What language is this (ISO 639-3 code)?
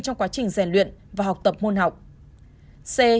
vie